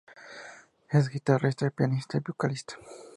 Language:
Spanish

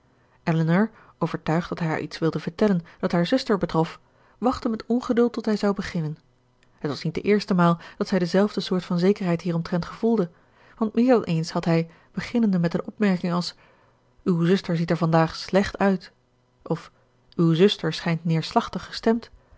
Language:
Dutch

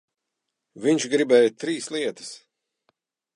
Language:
Latvian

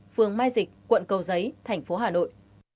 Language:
Vietnamese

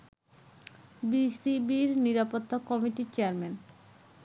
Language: Bangla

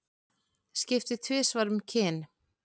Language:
Icelandic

